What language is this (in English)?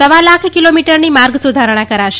Gujarati